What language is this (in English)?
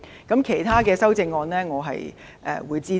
Cantonese